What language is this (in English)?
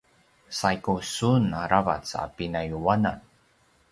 Paiwan